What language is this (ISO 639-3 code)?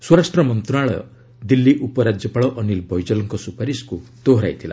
ori